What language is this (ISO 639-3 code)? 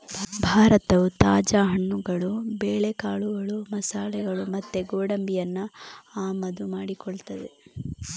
kan